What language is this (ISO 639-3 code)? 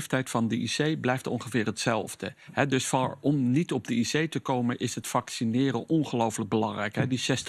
nld